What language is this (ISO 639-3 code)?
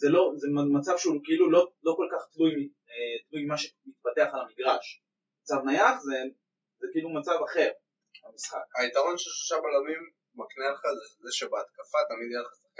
heb